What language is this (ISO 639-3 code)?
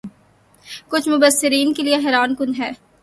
urd